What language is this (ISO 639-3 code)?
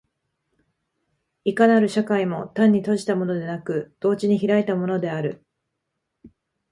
jpn